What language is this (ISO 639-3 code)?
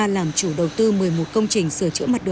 vie